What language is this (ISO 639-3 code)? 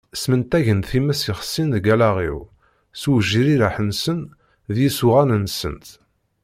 kab